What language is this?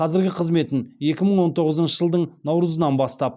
Kazakh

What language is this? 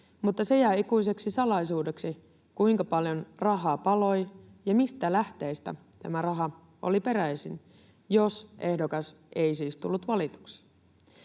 Finnish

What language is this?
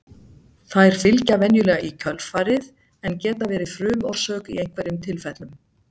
Icelandic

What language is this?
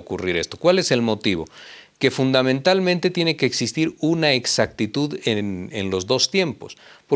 Spanish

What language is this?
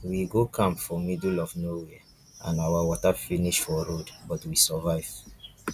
Nigerian Pidgin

